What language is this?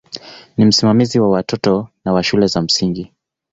Swahili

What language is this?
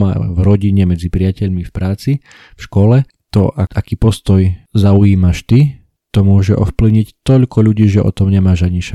Slovak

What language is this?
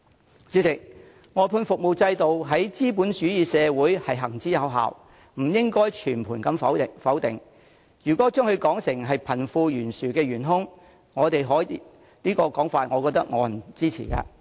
Cantonese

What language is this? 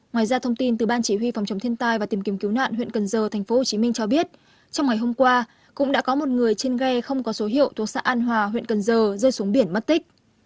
Vietnamese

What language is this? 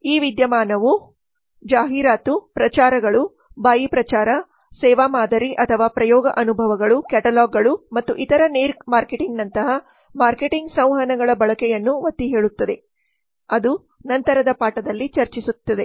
Kannada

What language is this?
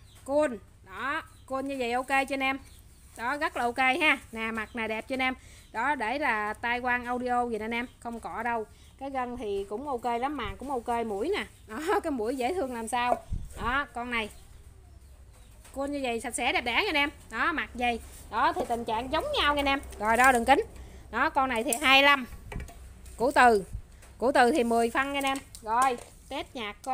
Vietnamese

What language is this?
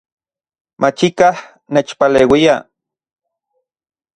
Central Puebla Nahuatl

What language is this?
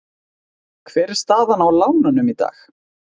Icelandic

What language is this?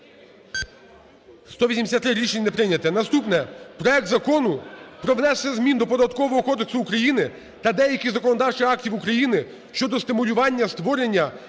Ukrainian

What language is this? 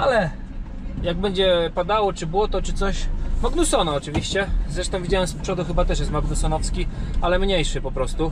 Polish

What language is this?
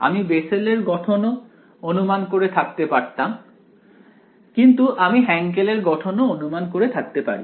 Bangla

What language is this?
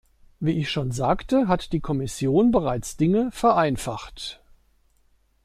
German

